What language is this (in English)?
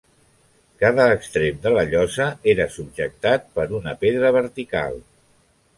Catalan